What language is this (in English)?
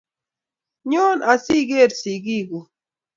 Kalenjin